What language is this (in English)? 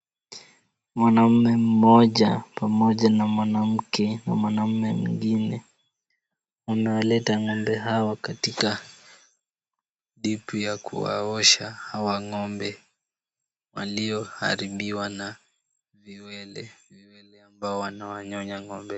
Swahili